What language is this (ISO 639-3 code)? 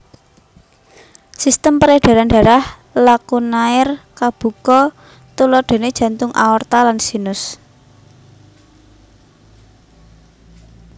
jav